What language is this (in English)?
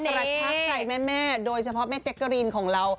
Thai